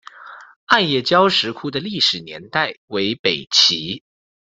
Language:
Chinese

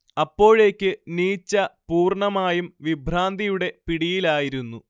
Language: Malayalam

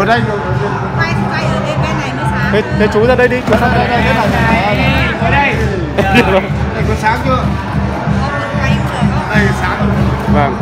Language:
Vietnamese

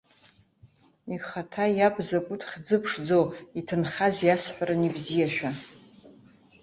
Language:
Abkhazian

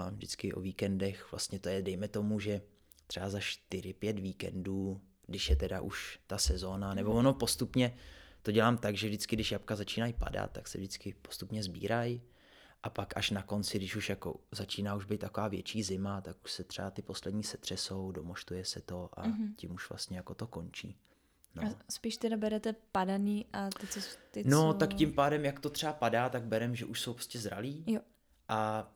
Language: Czech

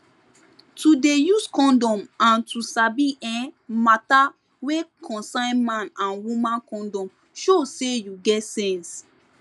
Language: Nigerian Pidgin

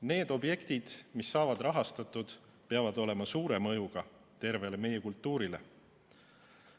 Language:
Estonian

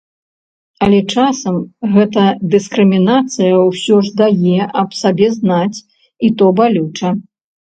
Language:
Belarusian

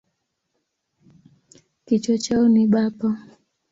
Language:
Swahili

